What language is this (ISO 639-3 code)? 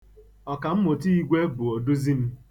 ibo